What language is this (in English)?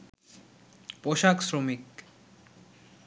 Bangla